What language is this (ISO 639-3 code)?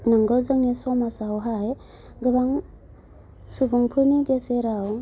brx